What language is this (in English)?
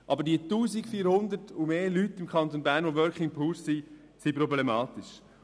Swiss German